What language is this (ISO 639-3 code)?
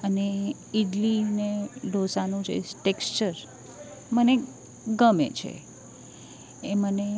guj